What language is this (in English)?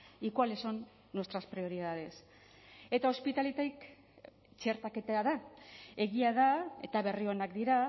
Basque